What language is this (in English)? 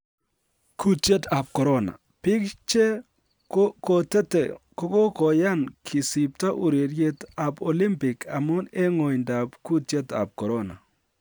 Kalenjin